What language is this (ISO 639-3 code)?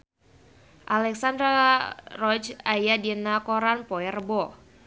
sun